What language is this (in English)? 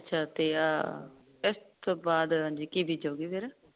Punjabi